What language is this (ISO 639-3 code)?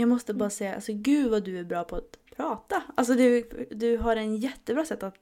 swe